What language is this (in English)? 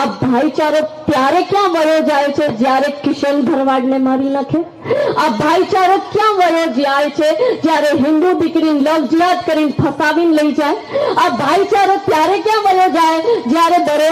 Hindi